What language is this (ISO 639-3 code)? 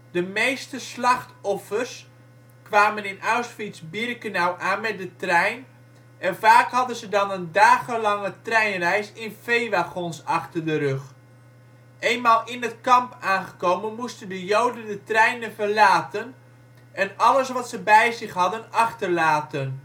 nld